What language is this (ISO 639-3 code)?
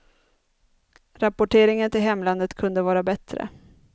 swe